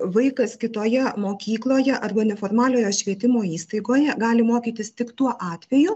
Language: Lithuanian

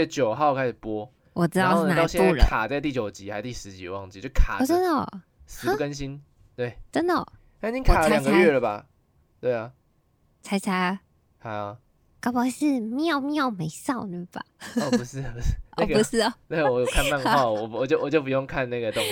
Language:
Chinese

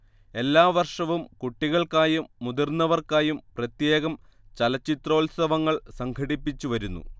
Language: Malayalam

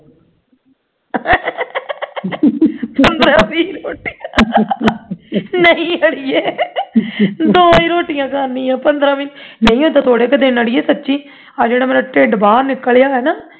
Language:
Punjabi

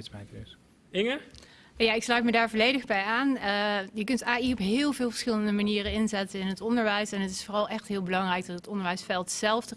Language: Dutch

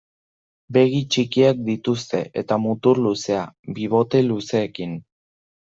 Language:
Basque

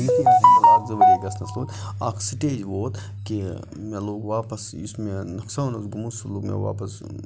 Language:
Kashmiri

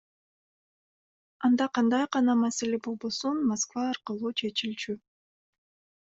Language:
Kyrgyz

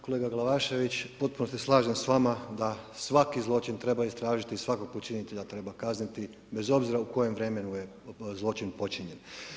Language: Croatian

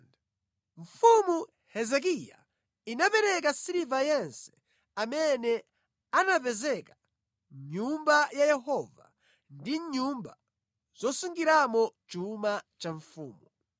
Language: Nyanja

